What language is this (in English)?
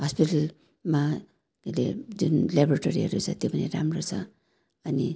Nepali